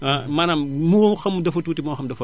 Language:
Wolof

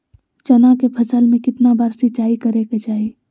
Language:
Magahi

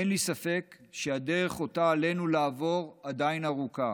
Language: Hebrew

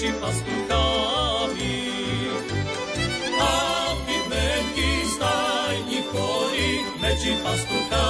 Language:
Slovak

